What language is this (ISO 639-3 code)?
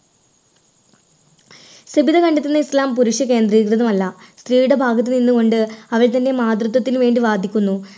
mal